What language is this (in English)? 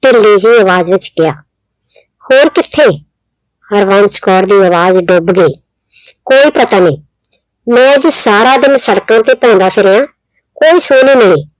Punjabi